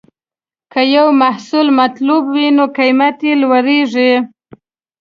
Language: Pashto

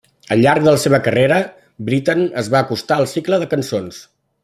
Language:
Catalan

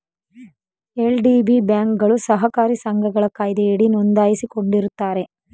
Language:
Kannada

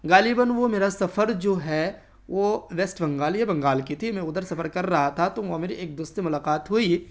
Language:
Urdu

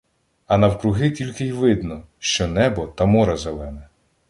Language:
Ukrainian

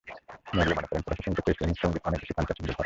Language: Bangla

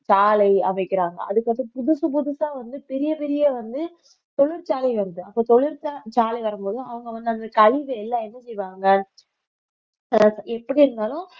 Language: Tamil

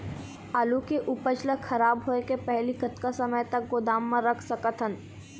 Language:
Chhattisgarhi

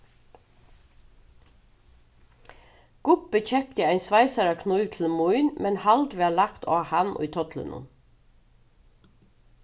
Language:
Faroese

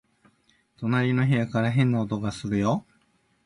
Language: Japanese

